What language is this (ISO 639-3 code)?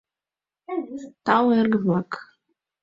chm